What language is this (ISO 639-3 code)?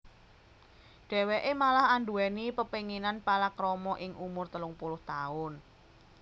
jav